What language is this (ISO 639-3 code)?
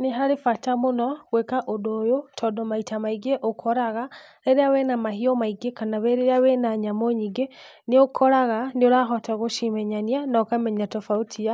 kik